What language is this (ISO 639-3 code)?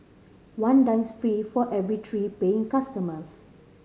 eng